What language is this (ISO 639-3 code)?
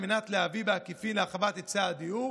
heb